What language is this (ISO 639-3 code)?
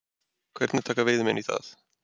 isl